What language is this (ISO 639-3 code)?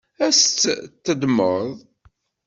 kab